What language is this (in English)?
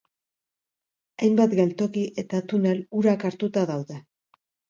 Basque